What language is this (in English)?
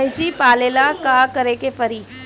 Bhojpuri